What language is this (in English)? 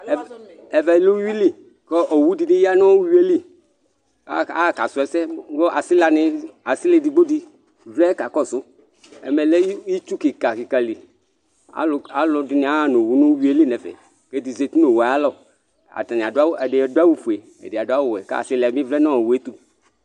Ikposo